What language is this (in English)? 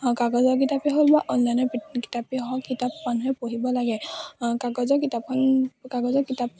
Assamese